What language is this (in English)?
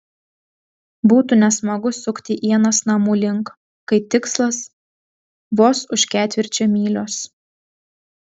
Lithuanian